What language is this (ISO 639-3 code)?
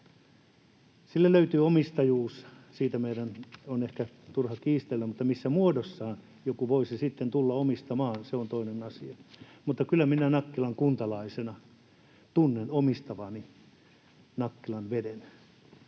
fin